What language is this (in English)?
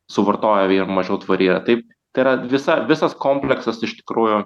Lithuanian